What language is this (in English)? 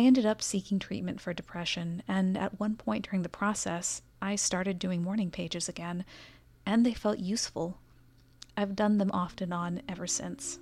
English